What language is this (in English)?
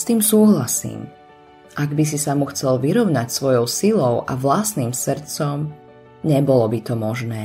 Slovak